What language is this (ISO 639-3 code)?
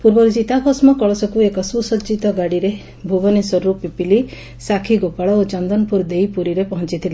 ori